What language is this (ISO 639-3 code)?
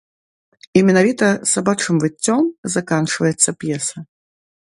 bel